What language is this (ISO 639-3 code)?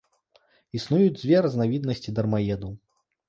bel